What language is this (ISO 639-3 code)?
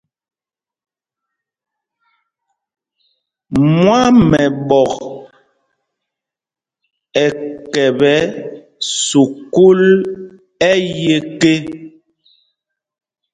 mgg